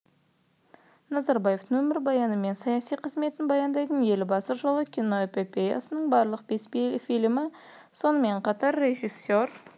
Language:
Kazakh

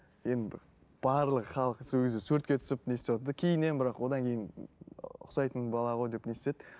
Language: Kazakh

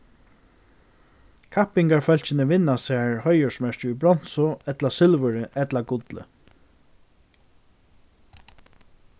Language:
Faroese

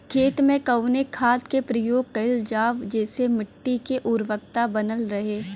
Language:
Bhojpuri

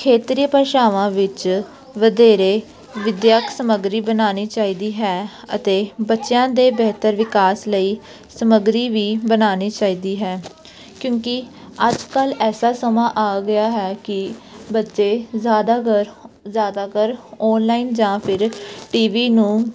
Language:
Punjabi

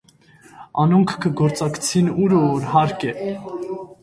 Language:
Armenian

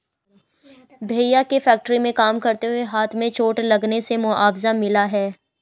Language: Hindi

